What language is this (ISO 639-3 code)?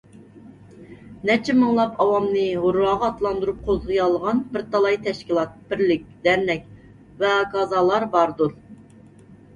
uig